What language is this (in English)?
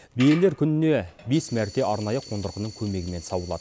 Kazakh